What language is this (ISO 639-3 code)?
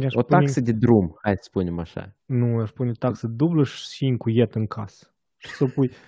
ron